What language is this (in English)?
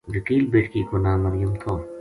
Gujari